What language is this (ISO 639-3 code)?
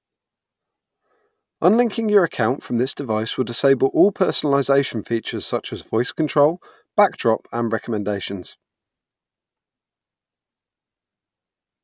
eng